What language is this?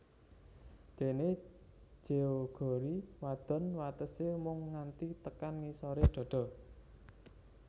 Javanese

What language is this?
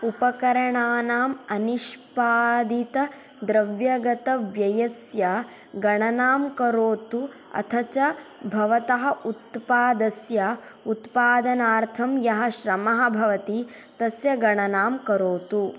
Sanskrit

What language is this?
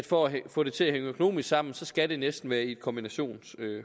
Danish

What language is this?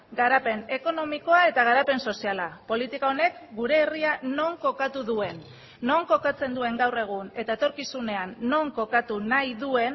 Basque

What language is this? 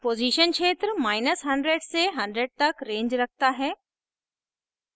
Hindi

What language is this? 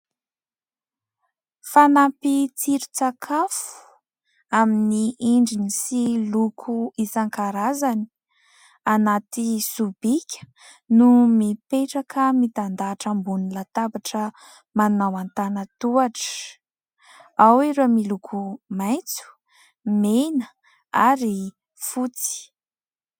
Malagasy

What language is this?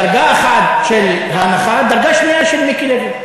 Hebrew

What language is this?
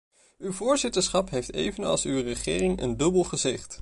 Dutch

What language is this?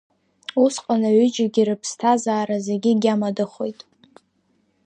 Abkhazian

